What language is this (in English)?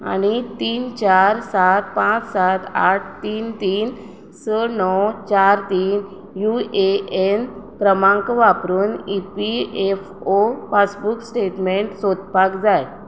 Konkani